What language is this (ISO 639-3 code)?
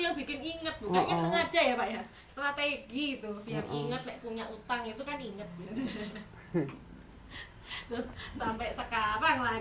ind